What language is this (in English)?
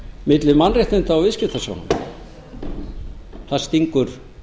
Icelandic